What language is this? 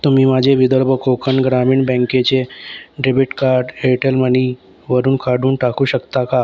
Marathi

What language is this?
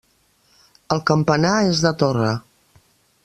Catalan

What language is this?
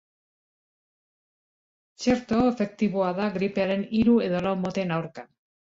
Basque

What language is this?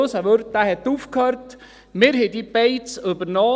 Swiss German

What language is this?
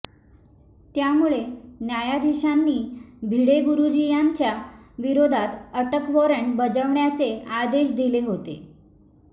Marathi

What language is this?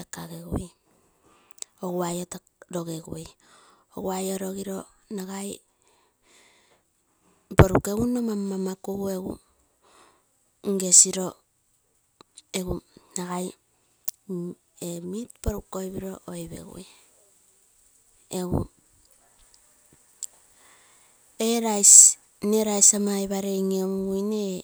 Terei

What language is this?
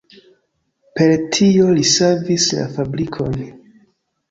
Esperanto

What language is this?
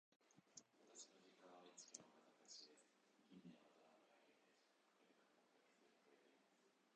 Japanese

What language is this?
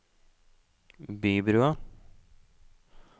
Norwegian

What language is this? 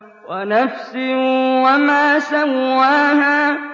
Arabic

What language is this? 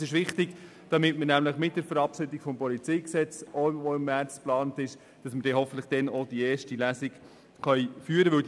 Swiss German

